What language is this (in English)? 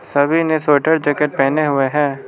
Hindi